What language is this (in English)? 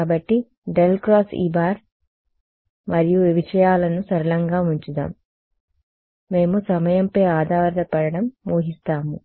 Telugu